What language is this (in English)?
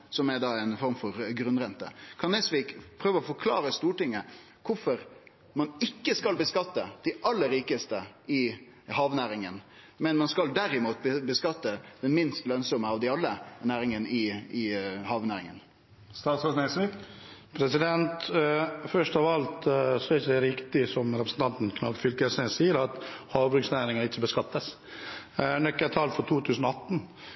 Norwegian